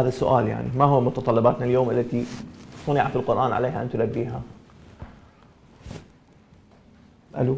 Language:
Arabic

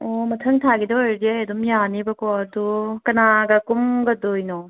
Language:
Manipuri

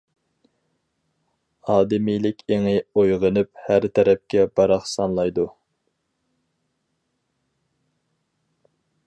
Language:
Uyghur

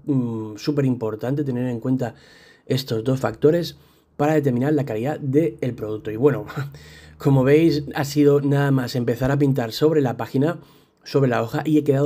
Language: Spanish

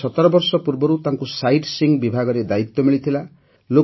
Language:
Odia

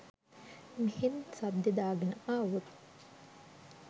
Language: Sinhala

